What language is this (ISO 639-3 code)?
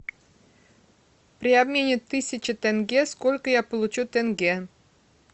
rus